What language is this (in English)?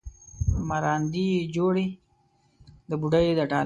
Pashto